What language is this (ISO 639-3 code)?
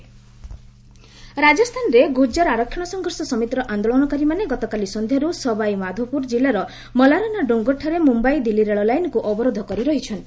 ori